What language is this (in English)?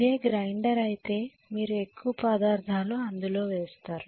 Telugu